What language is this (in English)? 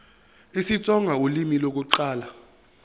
Zulu